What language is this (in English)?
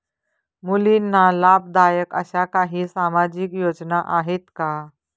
Marathi